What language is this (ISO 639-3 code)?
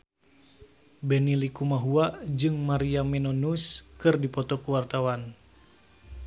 sun